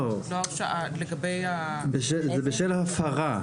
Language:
Hebrew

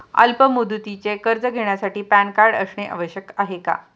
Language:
Marathi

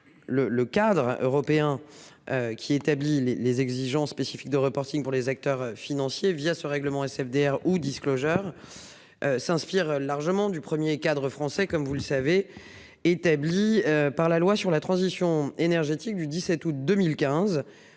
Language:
French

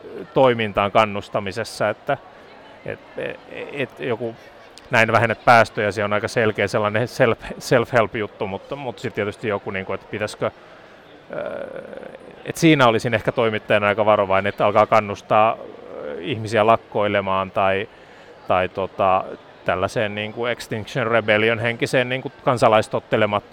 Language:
Finnish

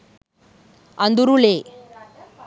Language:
Sinhala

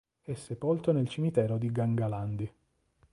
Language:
Italian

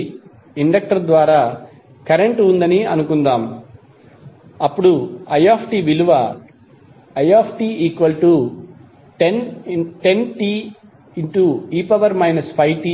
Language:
Telugu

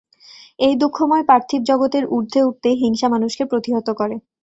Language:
Bangla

